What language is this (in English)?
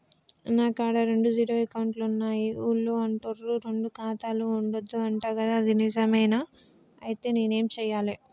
Telugu